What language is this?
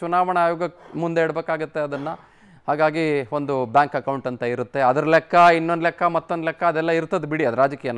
Arabic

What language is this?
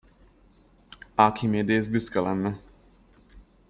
Hungarian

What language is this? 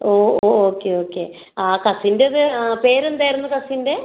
Malayalam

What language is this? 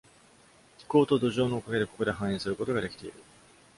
Japanese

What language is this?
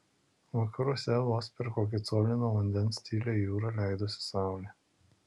Lithuanian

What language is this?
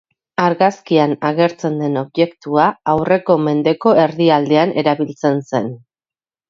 Basque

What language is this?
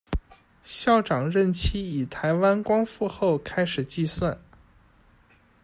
Chinese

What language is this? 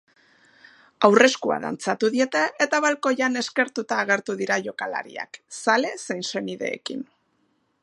Basque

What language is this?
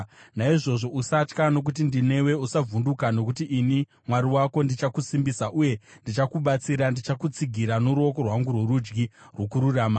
Shona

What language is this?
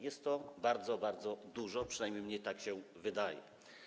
Polish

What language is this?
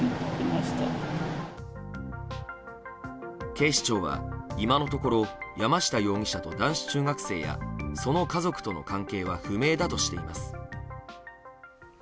Japanese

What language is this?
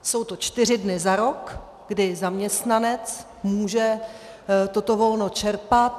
Czech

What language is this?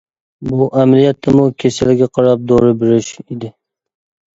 Uyghur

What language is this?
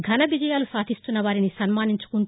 Telugu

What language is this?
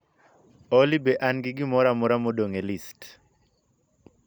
Luo (Kenya and Tanzania)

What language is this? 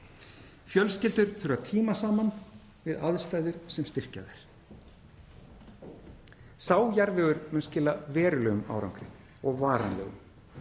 Icelandic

